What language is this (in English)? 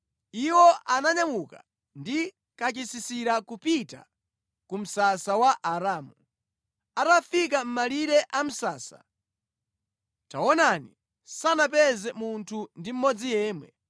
Nyanja